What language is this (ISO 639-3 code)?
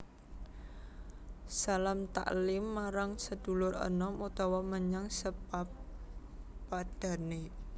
jav